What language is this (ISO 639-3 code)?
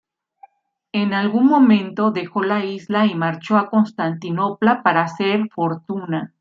spa